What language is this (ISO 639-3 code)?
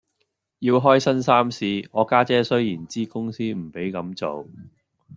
yue